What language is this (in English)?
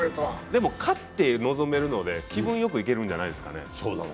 Japanese